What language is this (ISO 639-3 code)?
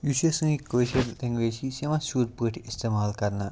kas